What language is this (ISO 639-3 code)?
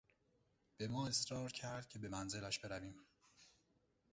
fas